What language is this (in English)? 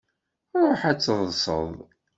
Kabyle